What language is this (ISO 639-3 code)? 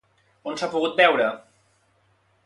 cat